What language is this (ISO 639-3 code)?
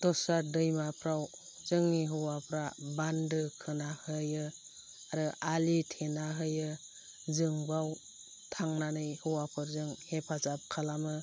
brx